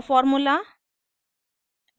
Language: Hindi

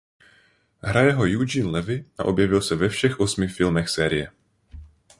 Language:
Czech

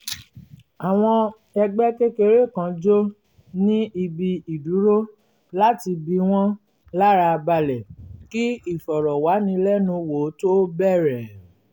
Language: Yoruba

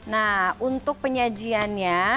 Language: Indonesian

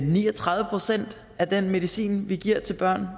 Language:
Danish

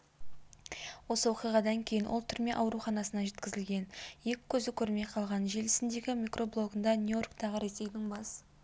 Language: Kazakh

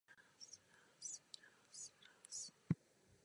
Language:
Czech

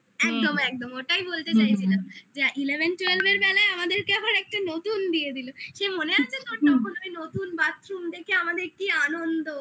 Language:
Bangla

